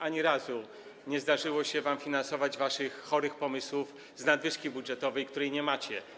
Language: Polish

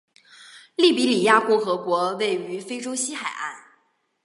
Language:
Chinese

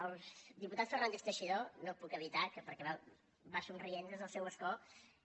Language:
Catalan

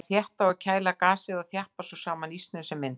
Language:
Icelandic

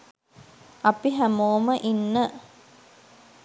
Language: Sinhala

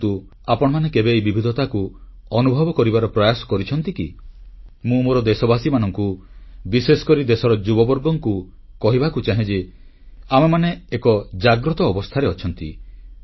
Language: Odia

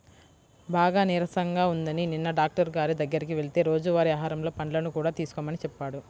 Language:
Telugu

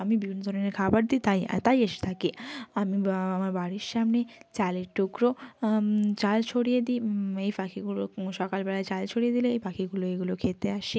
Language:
Bangla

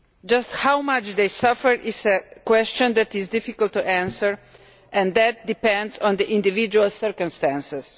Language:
English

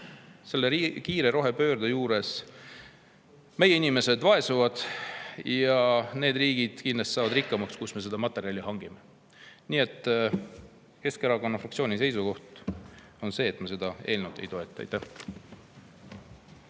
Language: Estonian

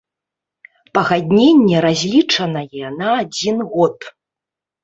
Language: Belarusian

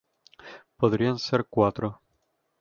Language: Spanish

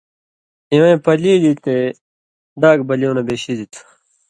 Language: Indus Kohistani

